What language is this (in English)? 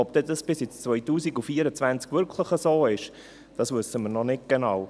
Swiss German